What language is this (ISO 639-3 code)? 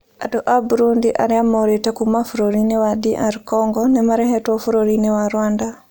kik